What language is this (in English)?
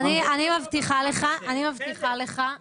Hebrew